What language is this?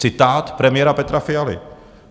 Czech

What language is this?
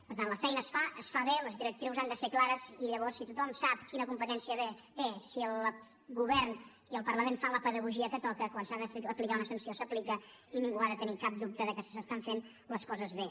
Catalan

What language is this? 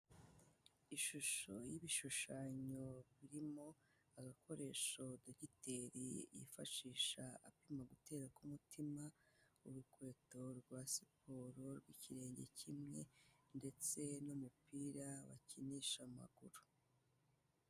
Kinyarwanda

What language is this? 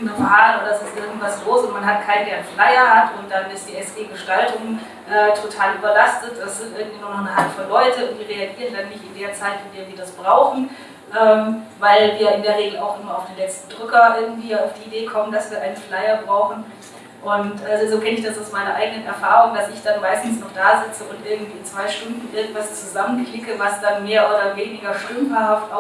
German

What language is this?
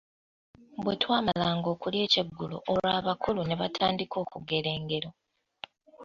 Ganda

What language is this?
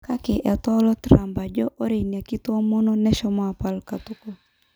Masai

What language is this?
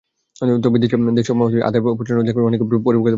Bangla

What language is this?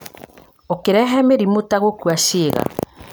Kikuyu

